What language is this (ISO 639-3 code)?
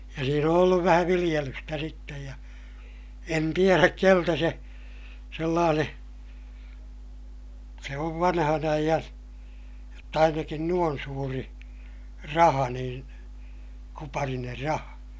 fin